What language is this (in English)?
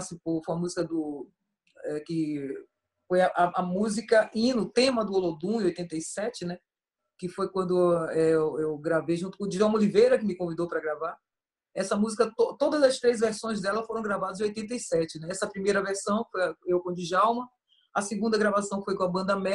Portuguese